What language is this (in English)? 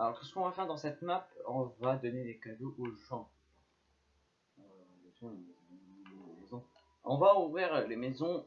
French